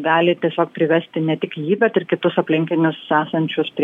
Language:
Lithuanian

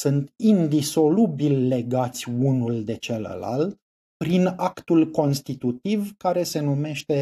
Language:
Romanian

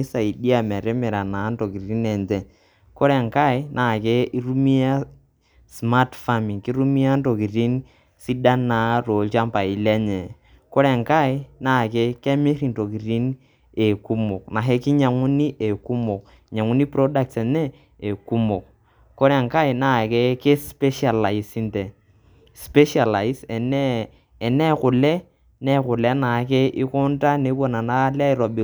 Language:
Masai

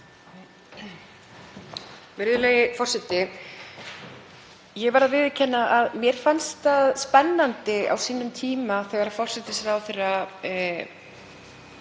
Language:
Icelandic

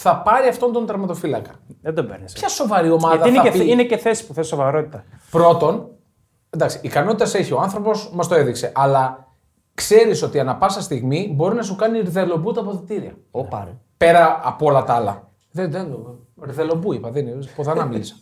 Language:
Greek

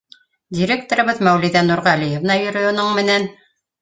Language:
Bashkir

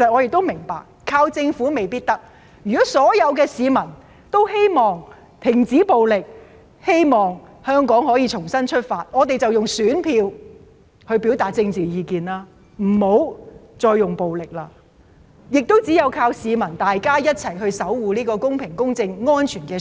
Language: Cantonese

